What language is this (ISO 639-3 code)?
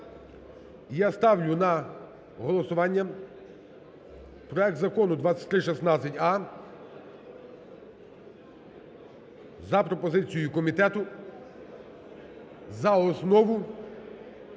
ukr